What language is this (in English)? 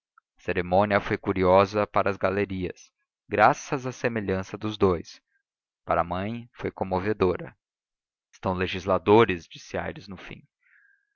Portuguese